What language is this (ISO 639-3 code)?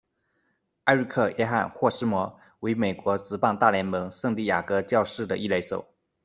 zho